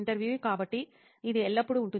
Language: Telugu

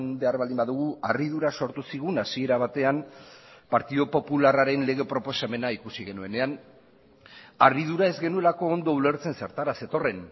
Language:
Basque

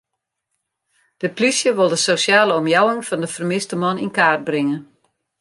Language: Western Frisian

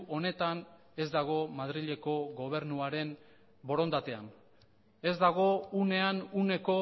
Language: Basque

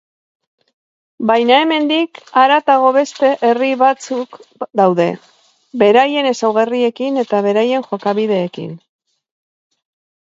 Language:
Basque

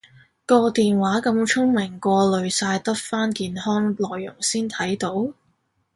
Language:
Cantonese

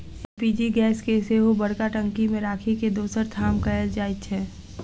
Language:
Maithili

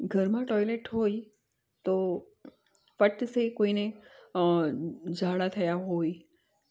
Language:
Gujarati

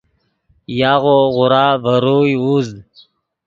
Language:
Yidgha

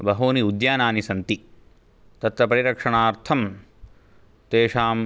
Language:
Sanskrit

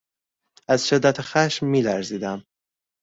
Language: Persian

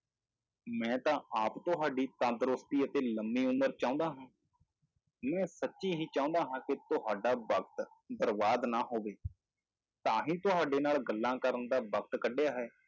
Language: Punjabi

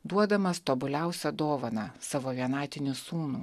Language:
Lithuanian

